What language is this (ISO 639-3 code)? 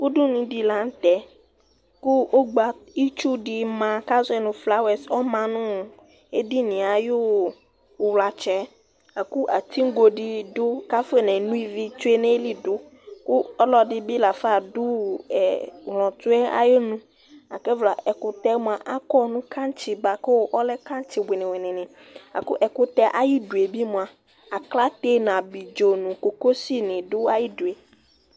kpo